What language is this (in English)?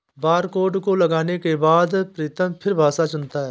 Hindi